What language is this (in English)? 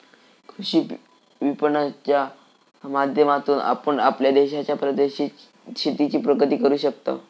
Marathi